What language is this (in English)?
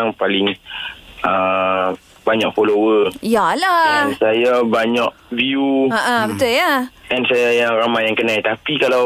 Malay